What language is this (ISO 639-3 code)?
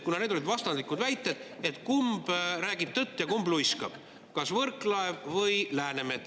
est